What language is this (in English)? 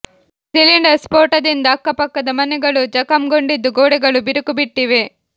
Kannada